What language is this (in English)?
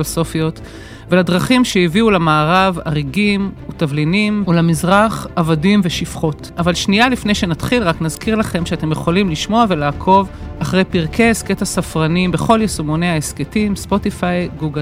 Hebrew